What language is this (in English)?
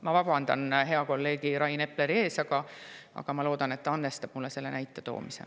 Estonian